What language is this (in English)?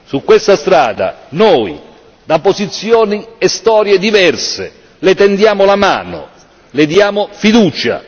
Italian